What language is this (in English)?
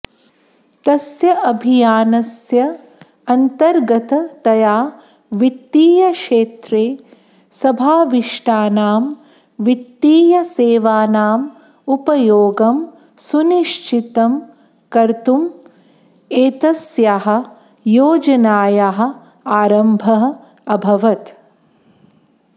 Sanskrit